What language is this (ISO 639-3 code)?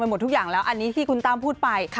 tha